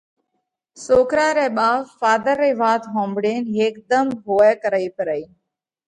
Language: Parkari Koli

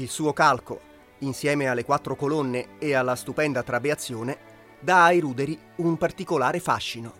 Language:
Italian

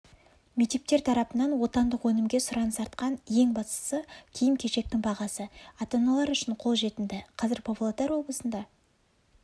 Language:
Kazakh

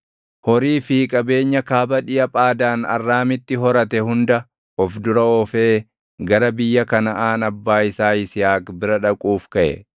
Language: Oromo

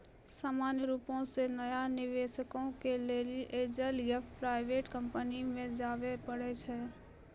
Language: Maithili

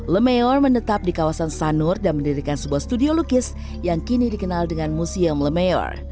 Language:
Indonesian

